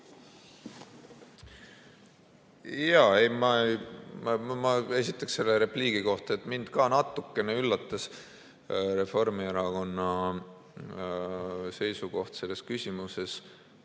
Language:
Estonian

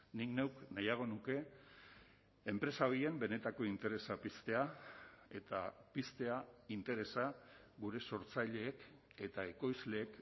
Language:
Basque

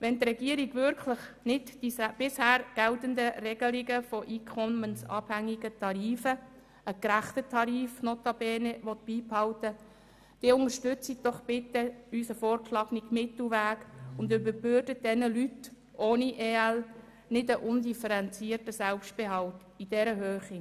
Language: Swiss German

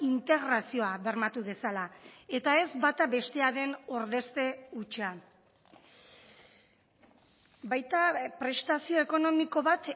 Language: Basque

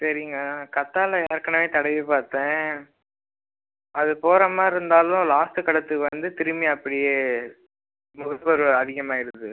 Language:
Tamil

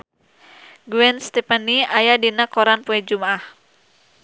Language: Sundanese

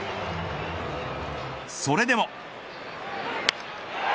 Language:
Japanese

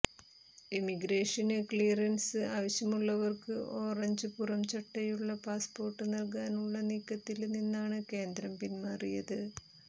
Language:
Malayalam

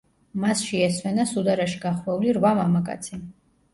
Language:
Georgian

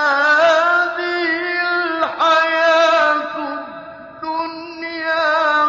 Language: Arabic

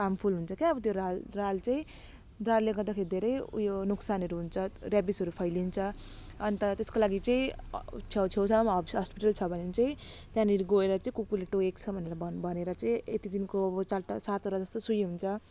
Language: Nepali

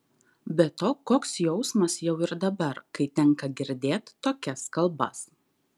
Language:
Lithuanian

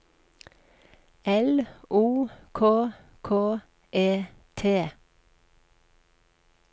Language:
Norwegian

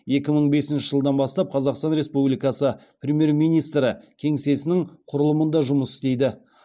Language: Kazakh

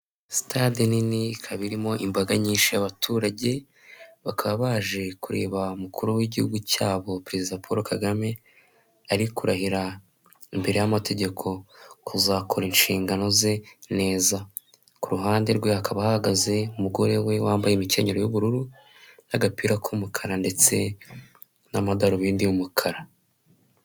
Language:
Kinyarwanda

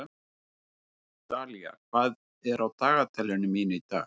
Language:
Icelandic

